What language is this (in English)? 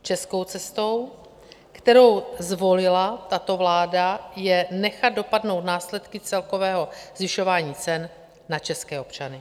Czech